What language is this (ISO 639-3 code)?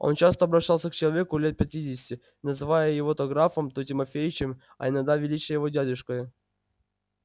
rus